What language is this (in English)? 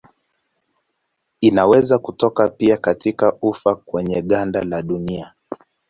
Swahili